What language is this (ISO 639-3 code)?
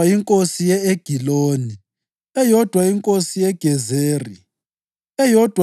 nde